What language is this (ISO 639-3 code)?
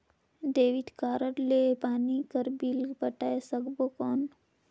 hne